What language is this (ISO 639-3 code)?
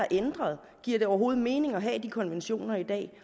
dan